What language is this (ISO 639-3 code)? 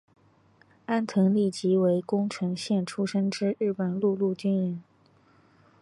zho